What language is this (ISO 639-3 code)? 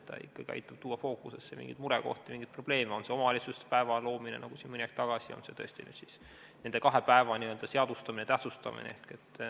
est